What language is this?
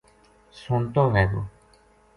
Gujari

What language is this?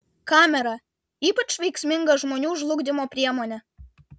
Lithuanian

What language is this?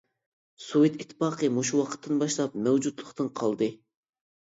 Uyghur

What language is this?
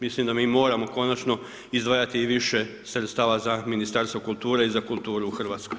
Croatian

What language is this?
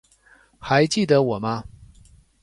Chinese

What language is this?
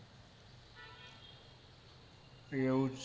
Gujarati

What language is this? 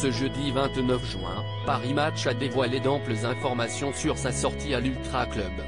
French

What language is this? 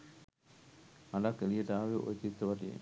Sinhala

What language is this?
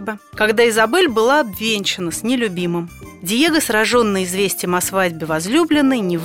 Russian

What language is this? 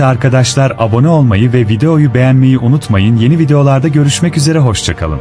Turkish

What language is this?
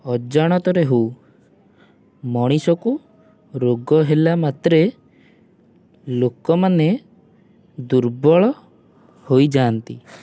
Odia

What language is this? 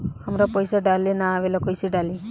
Bhojpuri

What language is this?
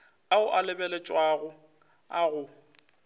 Northern Sotho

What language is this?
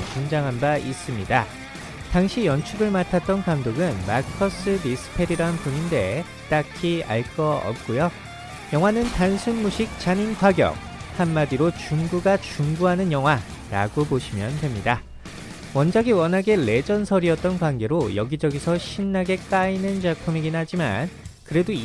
Korean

